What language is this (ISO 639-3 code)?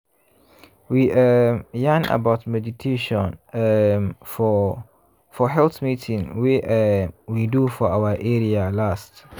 pcm